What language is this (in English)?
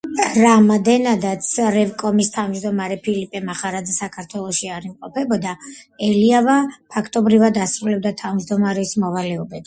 Georgian